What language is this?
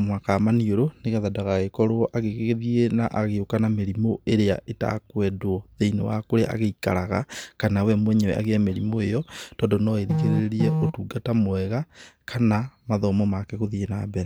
Kikuyu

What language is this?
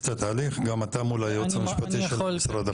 Hebrew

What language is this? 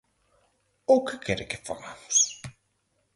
Galician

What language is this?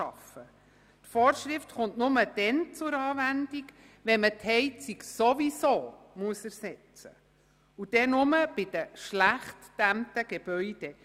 Swiss German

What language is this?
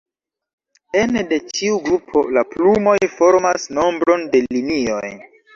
Esperanto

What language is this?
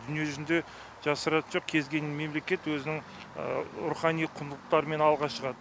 Kazakh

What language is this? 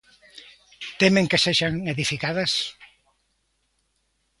Galician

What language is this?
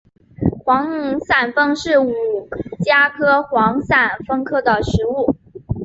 Chinese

